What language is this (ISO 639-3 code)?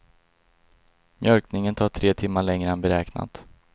swe